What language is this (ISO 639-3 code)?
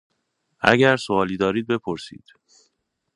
fas